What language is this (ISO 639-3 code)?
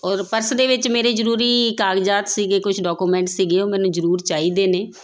pan